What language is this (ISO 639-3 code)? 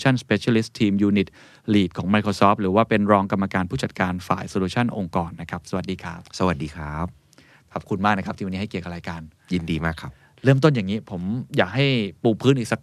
tha